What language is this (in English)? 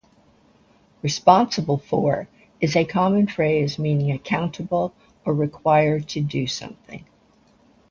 English